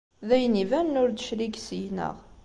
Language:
Kabyle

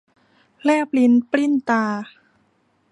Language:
Thai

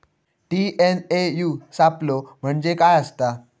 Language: Marathi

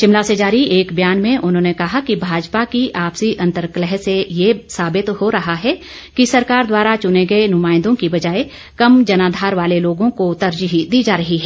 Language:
Hindi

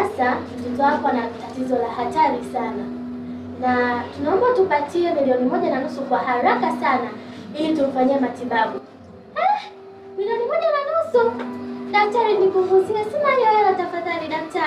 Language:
Swahili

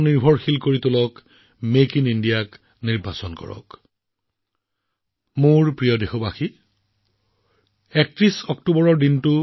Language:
Assamese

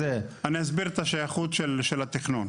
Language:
Hebrew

